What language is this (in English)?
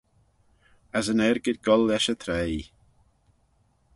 Manx